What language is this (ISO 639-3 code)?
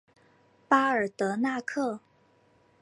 zho